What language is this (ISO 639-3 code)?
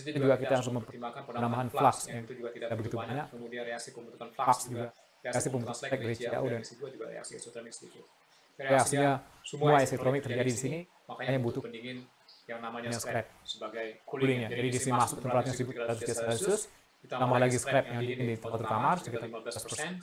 ind